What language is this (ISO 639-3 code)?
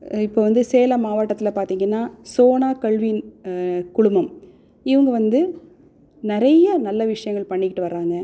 tam